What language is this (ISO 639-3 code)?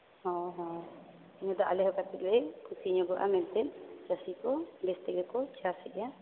sat